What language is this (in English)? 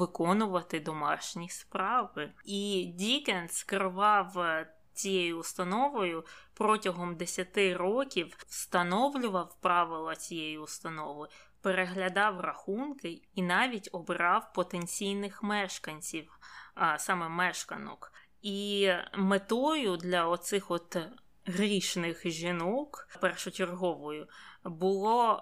Ukrainian